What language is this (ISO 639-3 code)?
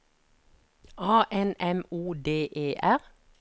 nor